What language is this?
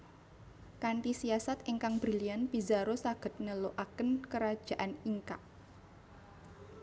Javanese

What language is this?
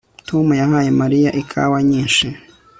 Kinyarwanda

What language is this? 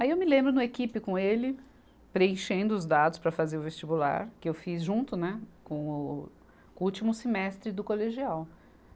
Portuguese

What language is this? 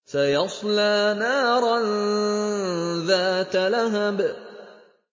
Arabic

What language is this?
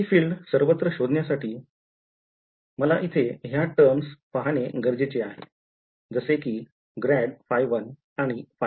Marathi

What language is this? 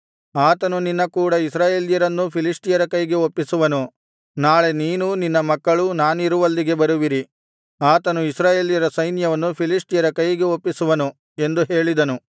Kannada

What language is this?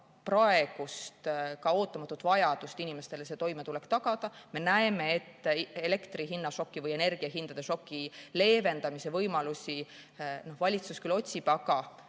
Estonian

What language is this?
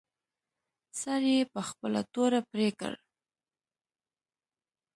Pashto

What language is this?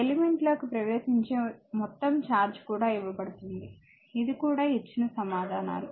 Telugu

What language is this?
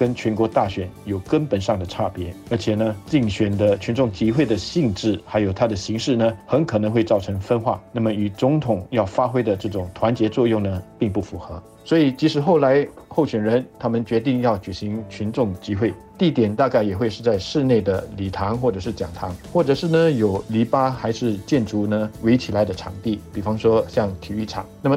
Chinese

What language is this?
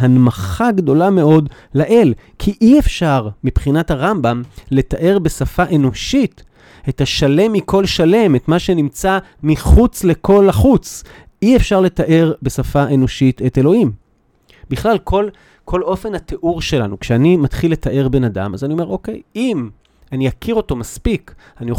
Hebrew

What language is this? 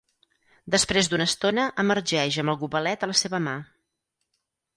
Catalan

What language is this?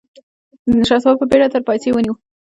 Pashto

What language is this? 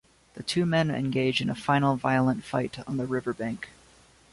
English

